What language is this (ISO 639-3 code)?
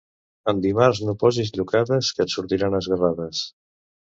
cat